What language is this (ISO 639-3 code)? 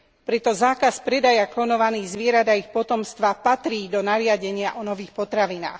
slk